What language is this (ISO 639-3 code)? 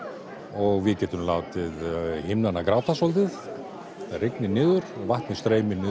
isl